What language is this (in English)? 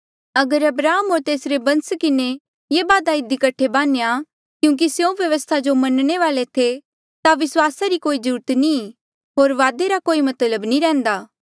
Mandeali